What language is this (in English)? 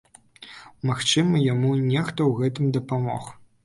Belarusian